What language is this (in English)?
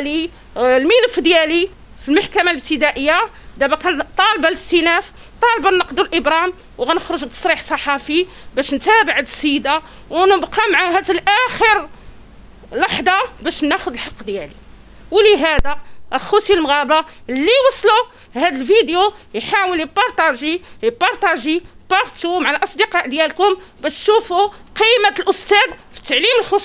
Arabic